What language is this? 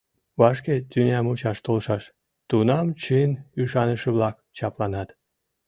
Mari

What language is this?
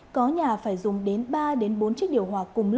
Vietnamese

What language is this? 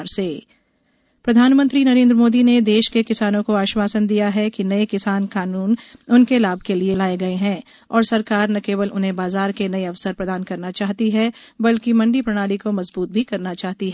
Hindi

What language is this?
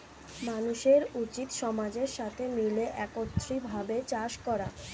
Bangla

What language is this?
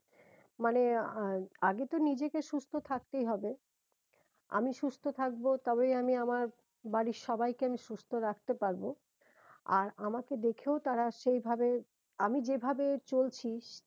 Bangla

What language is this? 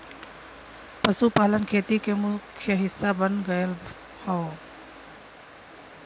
Bhojpuri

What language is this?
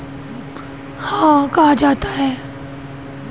Hindi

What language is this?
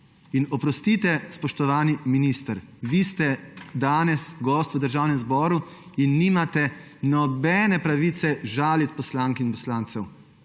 Slovenian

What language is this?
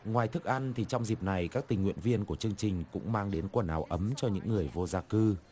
Vietnamese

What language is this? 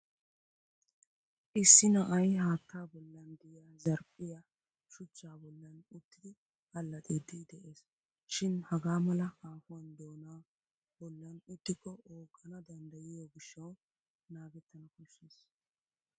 Wolaytta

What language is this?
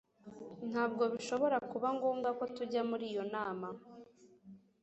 Kinyarwanda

